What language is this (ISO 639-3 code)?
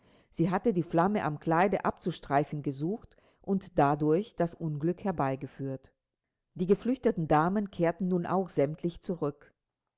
deu